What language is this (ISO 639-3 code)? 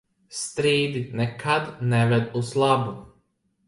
lav